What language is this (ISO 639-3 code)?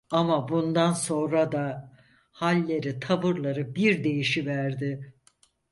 tur